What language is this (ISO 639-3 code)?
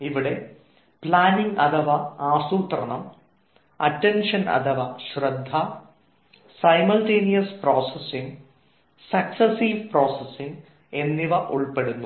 mal